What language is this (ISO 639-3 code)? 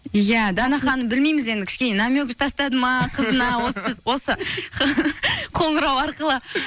kaz